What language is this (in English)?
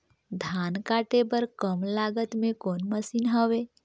Chhattisgarhi